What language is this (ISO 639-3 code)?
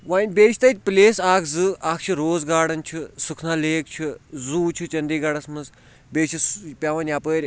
kas